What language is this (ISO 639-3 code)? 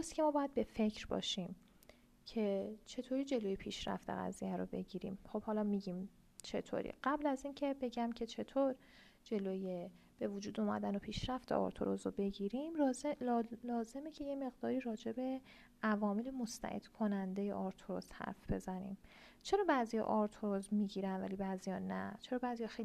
fas